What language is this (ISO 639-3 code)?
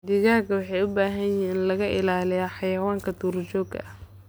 som